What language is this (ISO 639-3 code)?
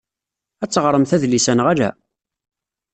kab